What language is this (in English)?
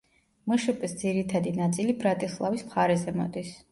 Georgian